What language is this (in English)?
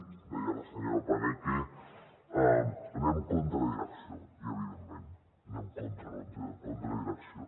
Catalan